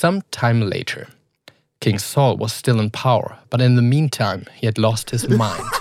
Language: Dutch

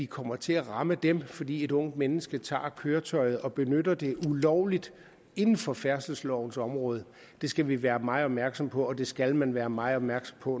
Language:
Danish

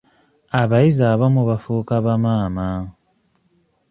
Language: Ganda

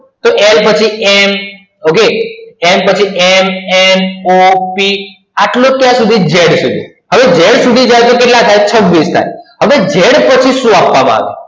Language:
Gujarati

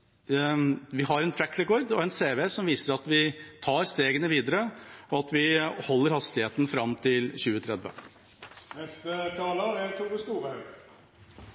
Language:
Norwegian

